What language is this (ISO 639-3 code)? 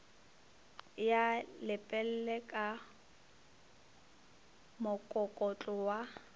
nso